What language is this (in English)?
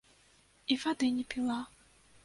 Belarusian